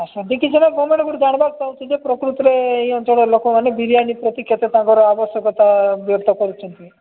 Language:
Odia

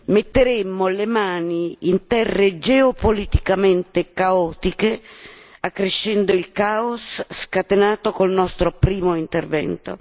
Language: Italian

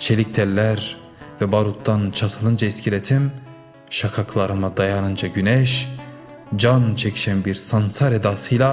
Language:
Turkish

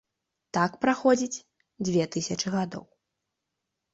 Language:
Belarusian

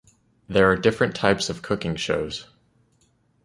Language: English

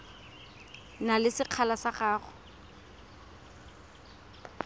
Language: Tswana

